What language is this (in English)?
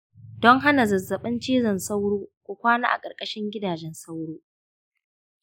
Hausa